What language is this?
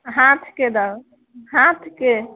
Maithili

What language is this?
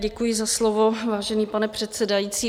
Czech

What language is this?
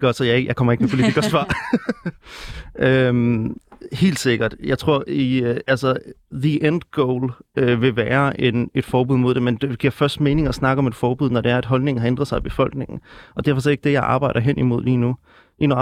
Danish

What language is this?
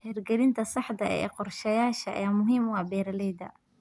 Somali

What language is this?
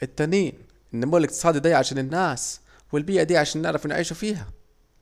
Saidi Arabic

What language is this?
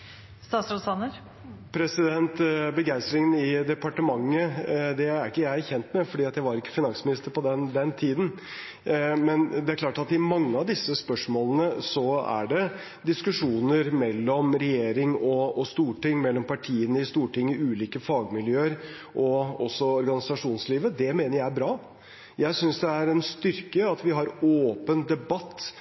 Norwegian Bokmål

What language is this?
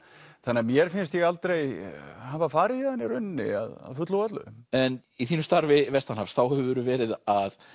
Icelandic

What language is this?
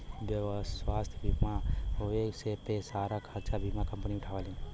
Bhojpuri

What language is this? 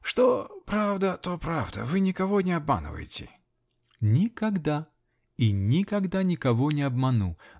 Russian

